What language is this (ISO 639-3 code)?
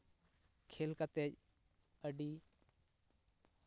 sat